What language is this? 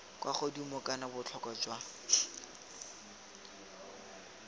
Tswana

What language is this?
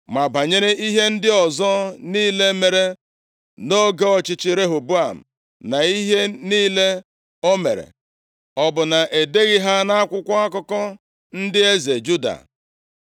Igbo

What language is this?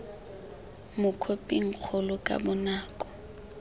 Tswana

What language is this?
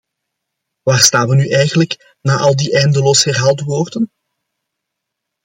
Dutch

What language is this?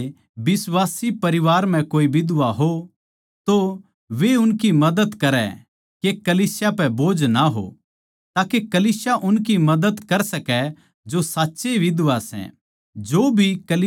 Haryanvi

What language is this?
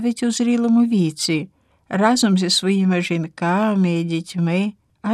Ukrainian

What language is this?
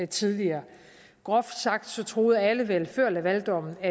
Danish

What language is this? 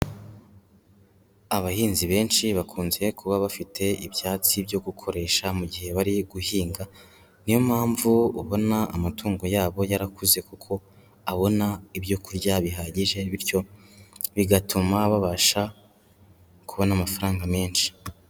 Kinyarwanda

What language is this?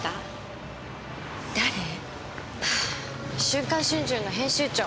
Japanese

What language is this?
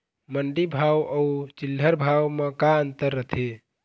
Chhattisgarhi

